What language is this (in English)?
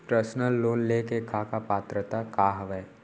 Chhattisgarhi